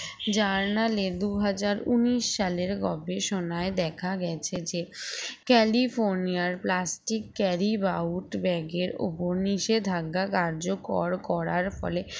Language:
Bangla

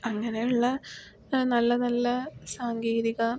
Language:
Malayalam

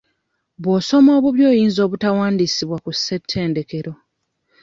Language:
Ganda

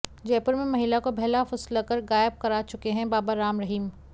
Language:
Hindi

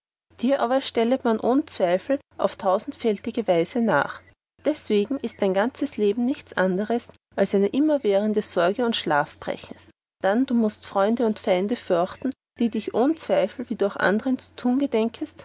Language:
German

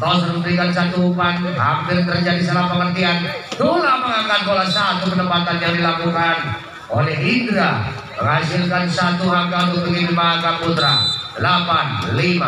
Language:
Indonesian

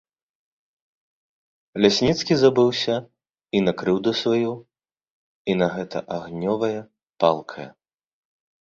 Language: Belarusian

